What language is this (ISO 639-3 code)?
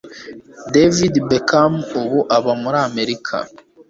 kin